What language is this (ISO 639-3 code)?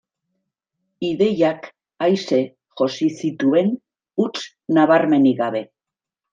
eus